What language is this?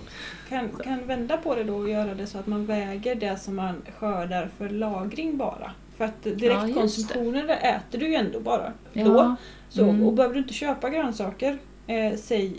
Swedish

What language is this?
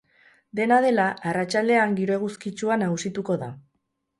Basque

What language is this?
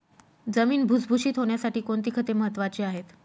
Marathi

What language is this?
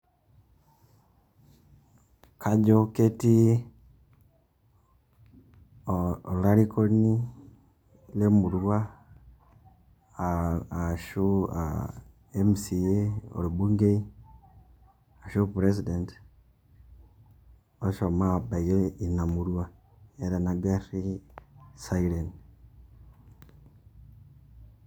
Masai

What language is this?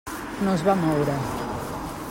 Catalan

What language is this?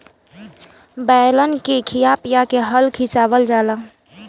Bhojpuri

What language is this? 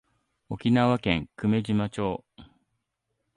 Japanese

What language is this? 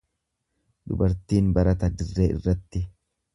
Oromo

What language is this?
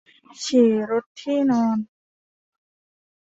Thai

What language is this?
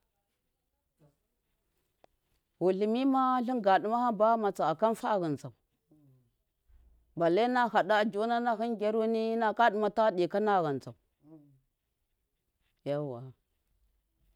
Miya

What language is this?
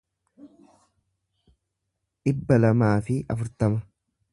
Oromo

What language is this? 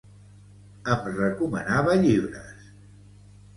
Catalan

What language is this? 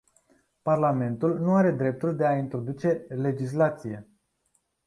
Romanian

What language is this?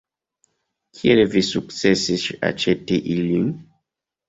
Esperanto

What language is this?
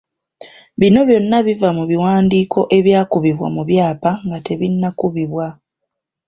Ganda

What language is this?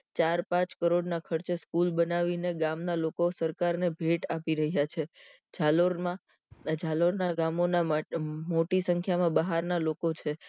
Gujarati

